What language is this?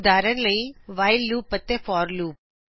Punjabi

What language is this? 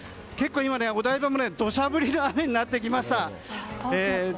Japanese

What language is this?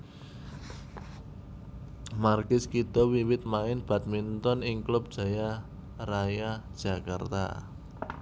Javanese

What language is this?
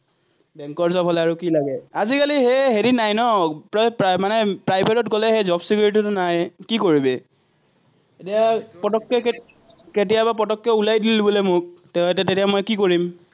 Assamese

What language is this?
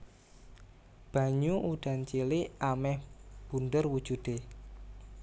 Javanese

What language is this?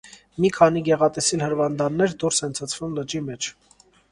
Armenian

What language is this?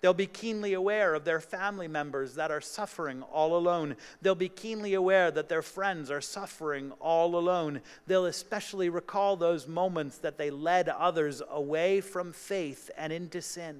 English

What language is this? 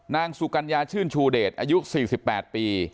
Thai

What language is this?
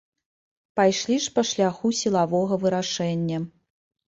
Belarusian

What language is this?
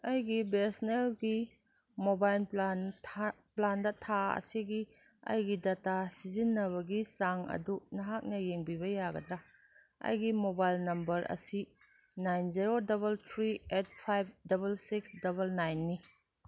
Manipuri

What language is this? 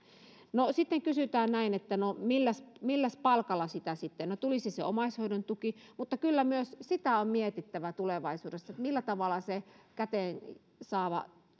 Finnish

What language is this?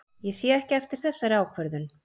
Icelandic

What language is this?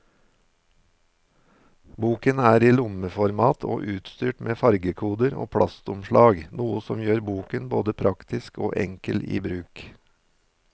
Norwegian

